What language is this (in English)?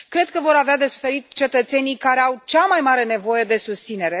Romanian